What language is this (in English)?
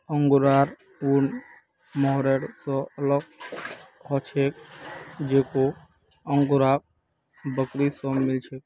Magahi